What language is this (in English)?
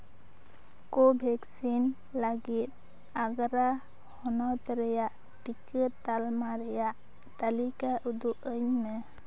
Santali